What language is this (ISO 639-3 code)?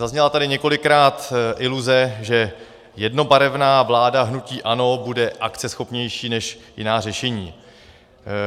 ces